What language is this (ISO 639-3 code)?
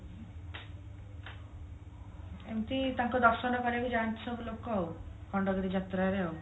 ori